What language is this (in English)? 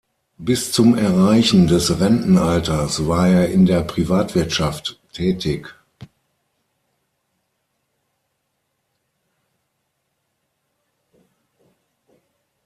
German